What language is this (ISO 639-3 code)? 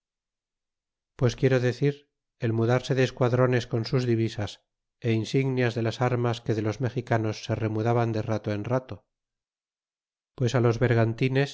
spa